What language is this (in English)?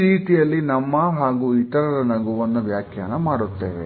Kannada